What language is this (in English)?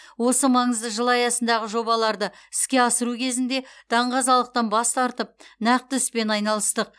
Kazakh